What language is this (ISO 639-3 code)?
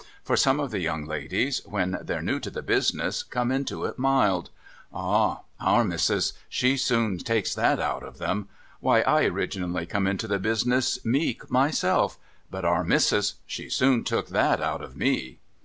eng